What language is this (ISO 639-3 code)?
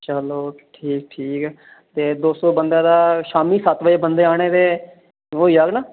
doi